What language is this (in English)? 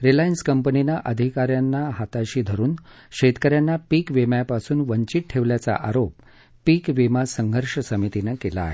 Marathi